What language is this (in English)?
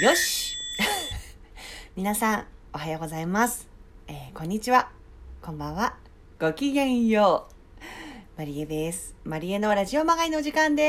Japanese